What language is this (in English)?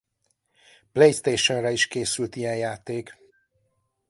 Hungarian